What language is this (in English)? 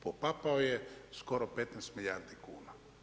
Croatian